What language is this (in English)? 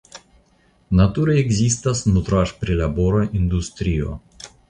Esperanto